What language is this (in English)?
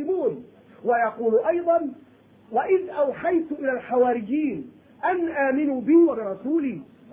Arabic